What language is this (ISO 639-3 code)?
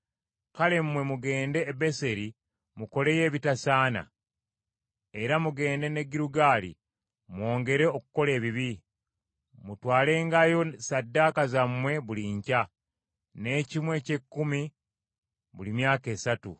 lug